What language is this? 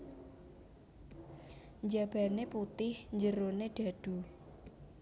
Javanese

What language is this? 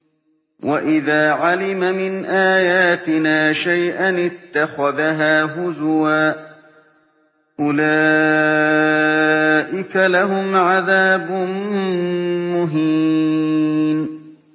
Arabic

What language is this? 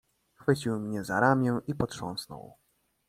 Polish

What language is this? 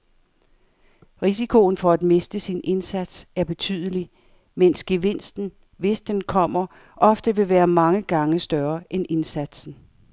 Danish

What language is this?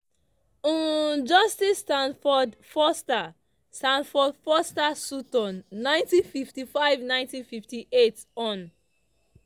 Nigerian Pidgin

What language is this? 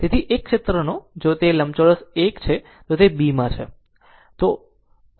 Gujarati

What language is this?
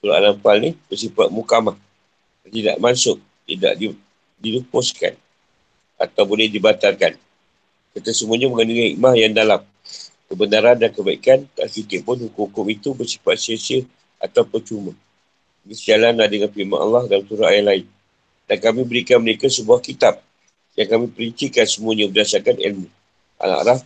Malay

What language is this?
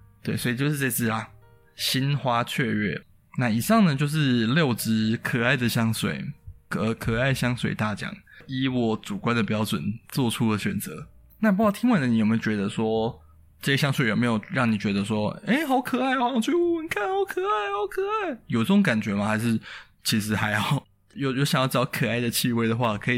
Chinese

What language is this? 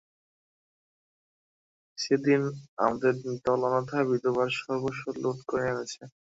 Bangla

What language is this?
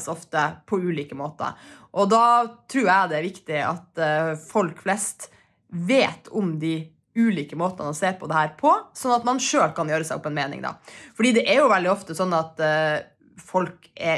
Norwegian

